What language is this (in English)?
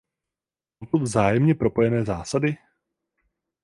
Czech